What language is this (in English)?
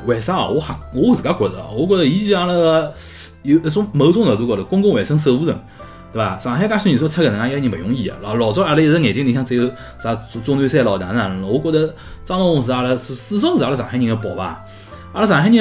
Chinese